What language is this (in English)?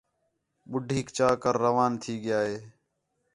Khetrani